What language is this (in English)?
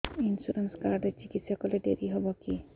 Odia